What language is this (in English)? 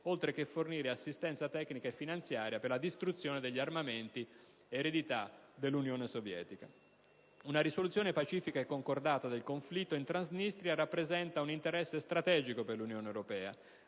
Italian